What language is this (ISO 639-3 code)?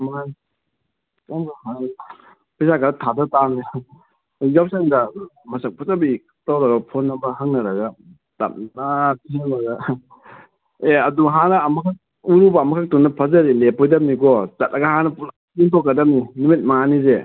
mni